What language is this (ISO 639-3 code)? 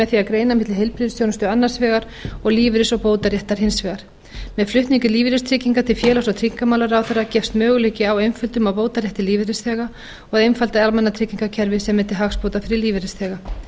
isl